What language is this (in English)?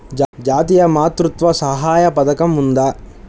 Telugu